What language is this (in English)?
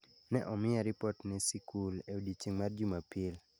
Luo (Kenya and Tanzania)